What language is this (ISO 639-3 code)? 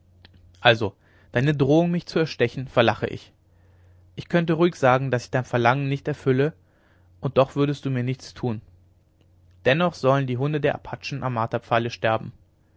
deu